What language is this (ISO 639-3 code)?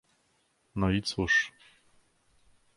pol